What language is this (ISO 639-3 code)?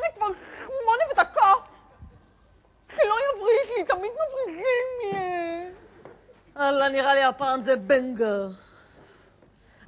heb